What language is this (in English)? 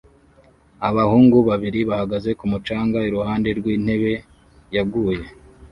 Kinyarwanda